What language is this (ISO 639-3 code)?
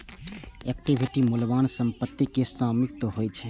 mai